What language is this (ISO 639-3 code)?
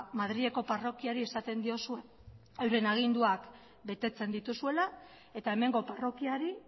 eus